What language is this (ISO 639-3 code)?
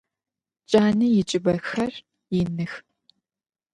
ady